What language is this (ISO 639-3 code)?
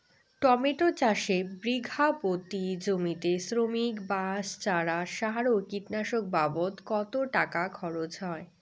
ben